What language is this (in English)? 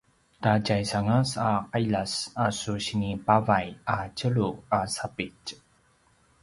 Paiwan